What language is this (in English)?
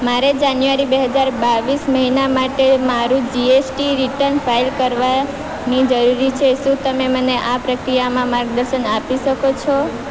Gujarati